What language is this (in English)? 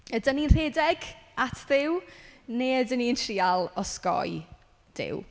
Welsh